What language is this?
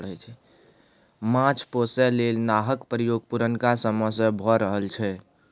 Maithili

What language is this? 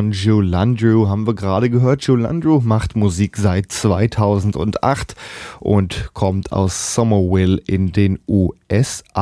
German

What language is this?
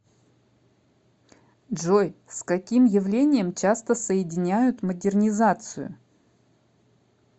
Russian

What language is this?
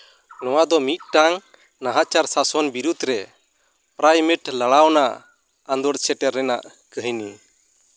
Santali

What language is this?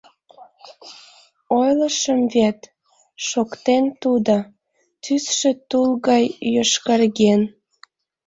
Mari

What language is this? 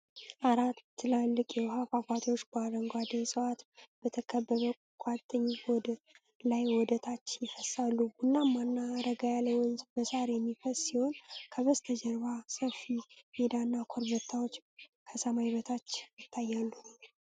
Amharic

